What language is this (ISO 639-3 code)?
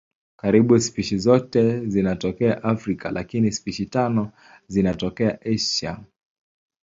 swa